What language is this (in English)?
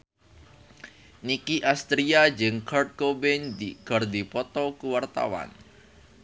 Sundanese